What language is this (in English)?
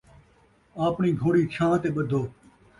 Saraiki